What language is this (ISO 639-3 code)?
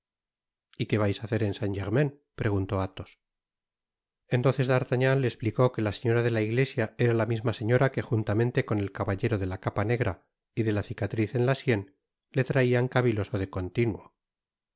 spa